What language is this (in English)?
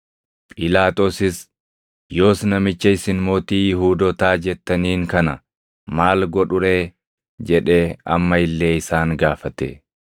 Oromo